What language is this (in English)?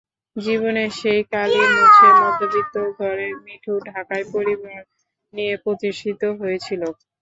Bangla